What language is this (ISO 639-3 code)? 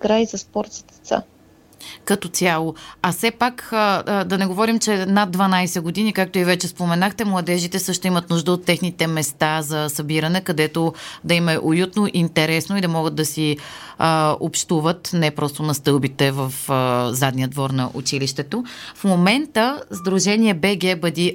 bul